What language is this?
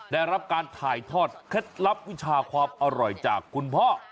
Thai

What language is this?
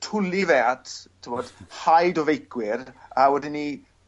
Welsh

